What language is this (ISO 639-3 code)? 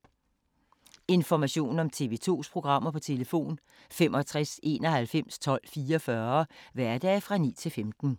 dan